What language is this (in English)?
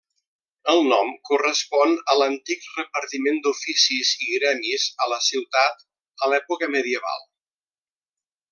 Catalan